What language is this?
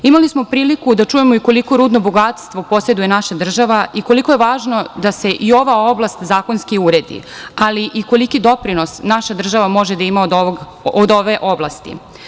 Serbian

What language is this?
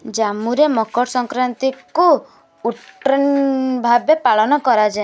Odia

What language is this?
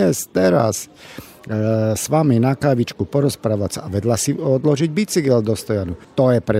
Slovak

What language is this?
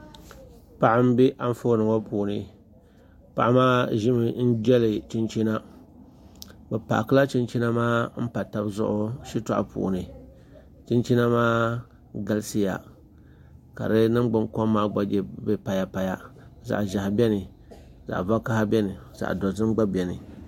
Dagbani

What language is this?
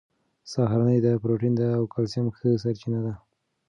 Pashto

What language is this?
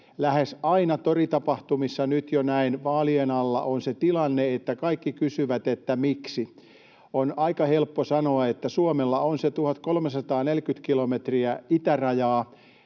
Finnish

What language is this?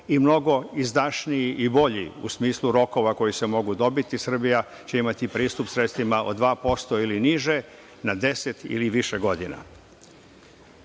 Serbian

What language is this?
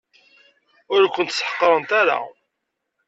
Kabyle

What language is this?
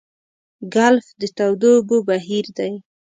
Pashto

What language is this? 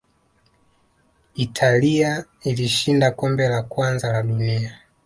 Swahili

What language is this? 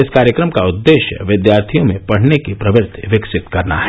Hindi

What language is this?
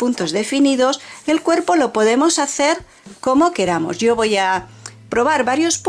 Spanish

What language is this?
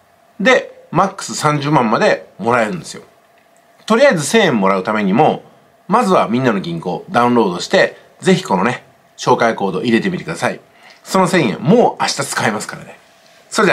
Japanese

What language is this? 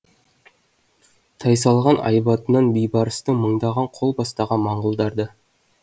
Kazakh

